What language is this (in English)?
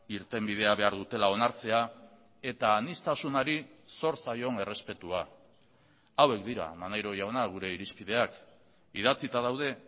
Basque